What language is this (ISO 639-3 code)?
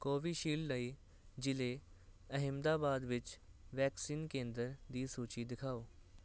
pan